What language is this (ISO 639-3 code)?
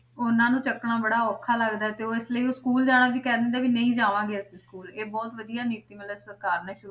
pan